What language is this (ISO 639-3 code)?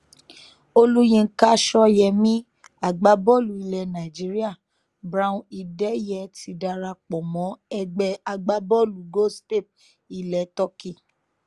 yor